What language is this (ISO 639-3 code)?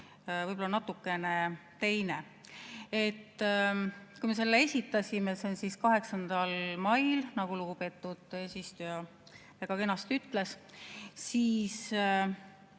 est